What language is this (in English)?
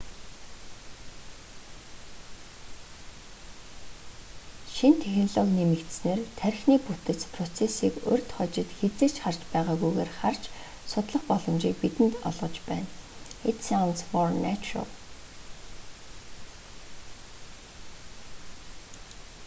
Mongolian